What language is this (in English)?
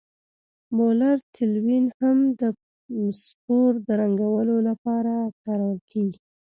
Pashto